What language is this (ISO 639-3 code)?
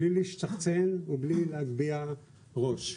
heb